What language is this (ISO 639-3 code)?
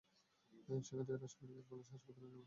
ben